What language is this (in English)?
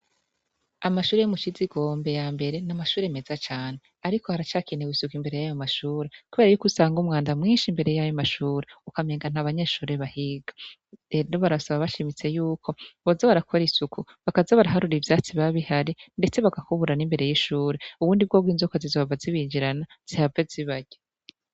Rundi